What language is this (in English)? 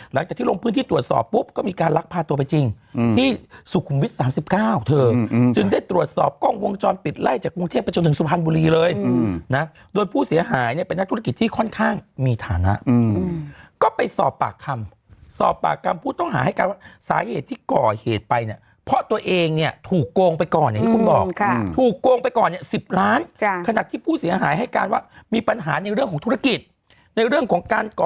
Thai